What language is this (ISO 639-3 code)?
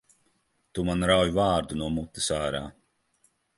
lav